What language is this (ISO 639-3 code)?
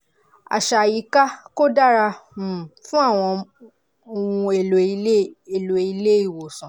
yor